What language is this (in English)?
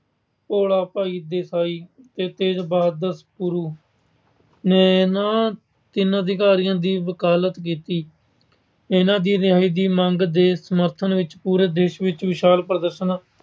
Punjabi